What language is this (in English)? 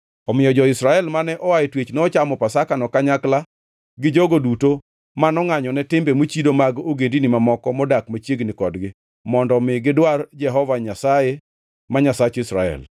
Luo (Kenya and Tanzania)